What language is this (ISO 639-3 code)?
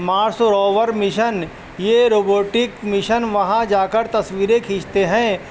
urd